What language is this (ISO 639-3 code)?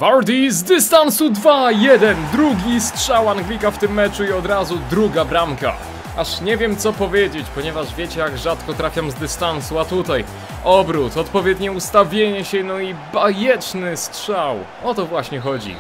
pol